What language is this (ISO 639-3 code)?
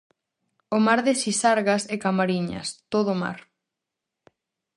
glg